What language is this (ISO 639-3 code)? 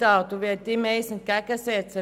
gsw